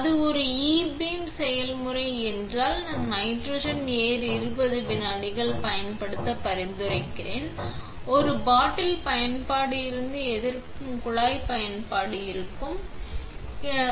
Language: Tamil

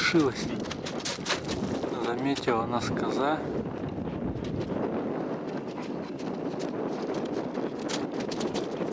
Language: Russian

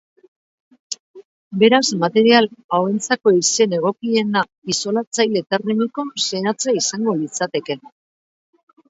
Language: Basque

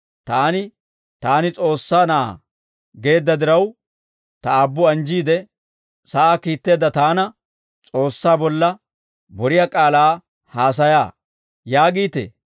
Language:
Dawro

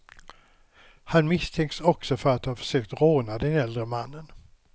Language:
Swedish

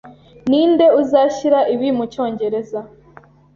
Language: Kinyarwanda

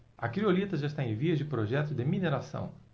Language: Portuguese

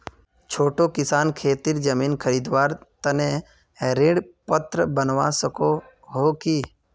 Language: Magahi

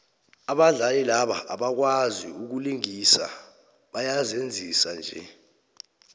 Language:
South Ndebele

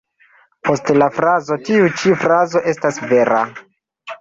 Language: Esperanto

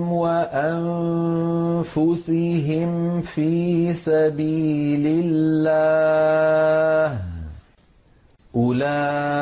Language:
Arabic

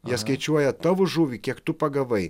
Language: Lithuanian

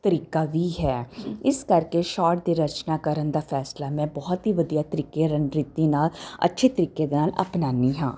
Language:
Punjabi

